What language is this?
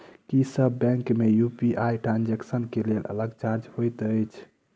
Maithili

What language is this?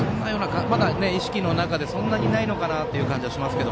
Japanese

